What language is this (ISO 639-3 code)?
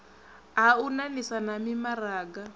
ven